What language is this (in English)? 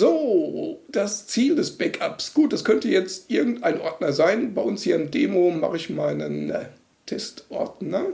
German